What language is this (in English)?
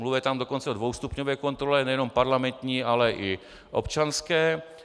Czech